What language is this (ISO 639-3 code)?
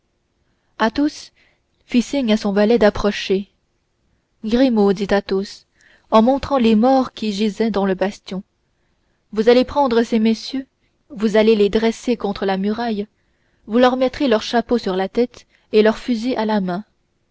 fra